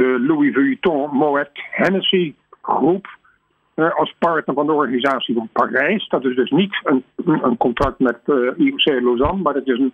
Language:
Dutch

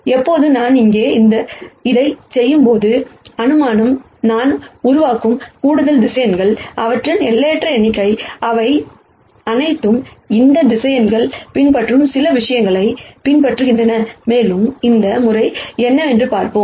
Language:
Tamil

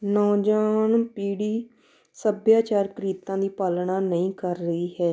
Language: Punjabi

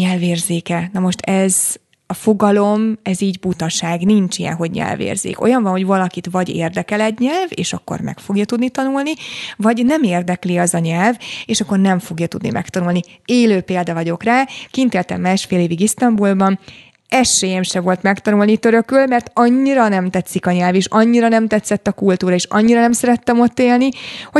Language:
Hungarian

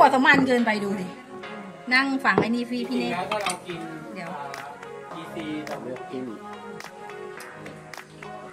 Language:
Thai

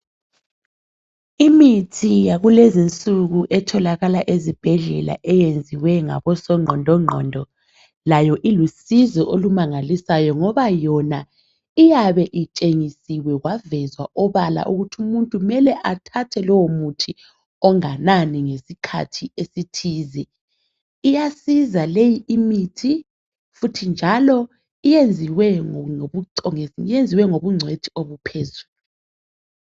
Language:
North Ndebele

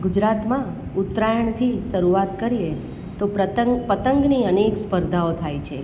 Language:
Gujarati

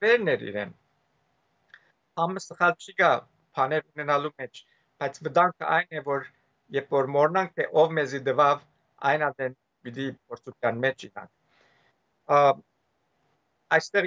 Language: Romanian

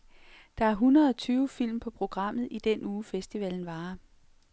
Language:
Danish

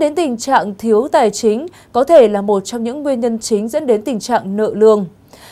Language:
Vietnamese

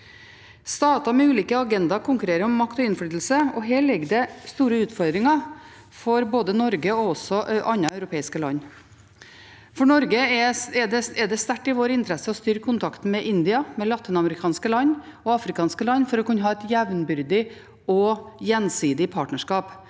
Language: Norwegian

